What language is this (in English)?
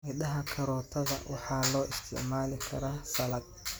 Somali